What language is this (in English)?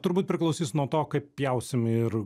Lithuanian